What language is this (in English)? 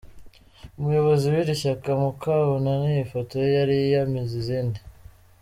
Kinyarwanda